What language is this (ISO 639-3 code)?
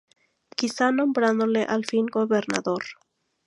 spa